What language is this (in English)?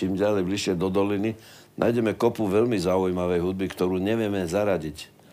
Slovak